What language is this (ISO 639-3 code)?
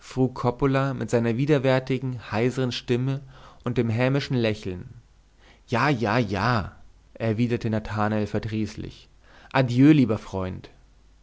deu